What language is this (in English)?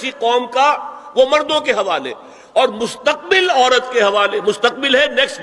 Urdu